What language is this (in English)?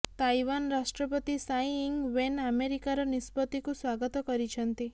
Odia